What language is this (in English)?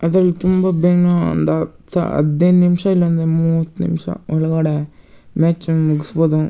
Kannada